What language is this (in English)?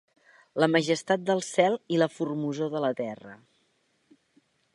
Catalan